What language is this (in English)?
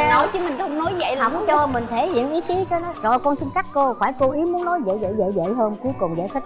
Vietnamese